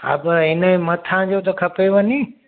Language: Sindhi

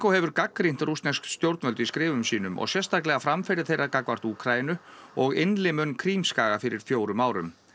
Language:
Icelandic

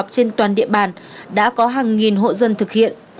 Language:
Vietnamese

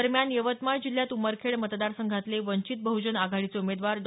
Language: Marathi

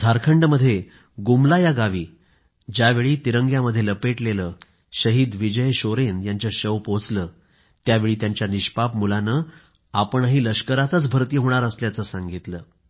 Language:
Marathi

